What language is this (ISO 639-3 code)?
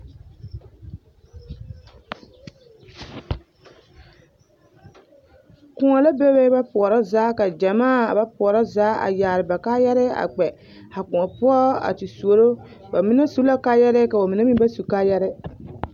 dga